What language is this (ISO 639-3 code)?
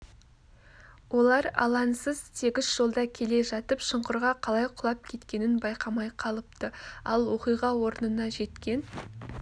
kaz